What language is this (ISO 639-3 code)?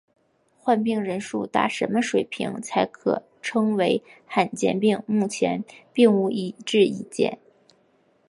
zho